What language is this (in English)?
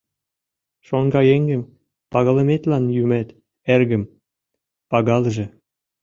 Mari